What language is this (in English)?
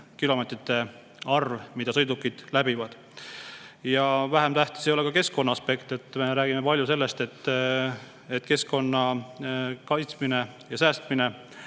Estonian